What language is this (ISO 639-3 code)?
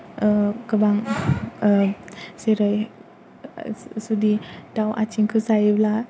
brx